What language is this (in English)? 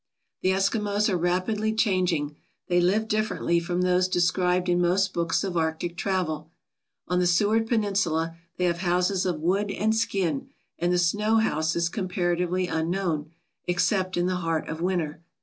English